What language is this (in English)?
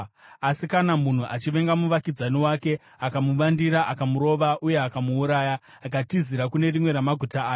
Shona